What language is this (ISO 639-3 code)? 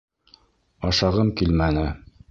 bak